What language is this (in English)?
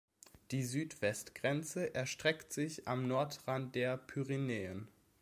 German